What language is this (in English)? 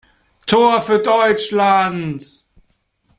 German